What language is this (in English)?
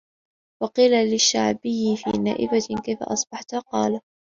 Arabic